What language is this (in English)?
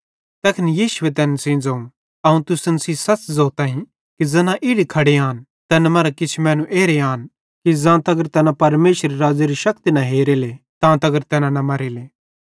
Bhadrawahi